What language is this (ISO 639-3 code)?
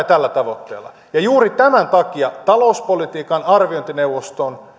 fin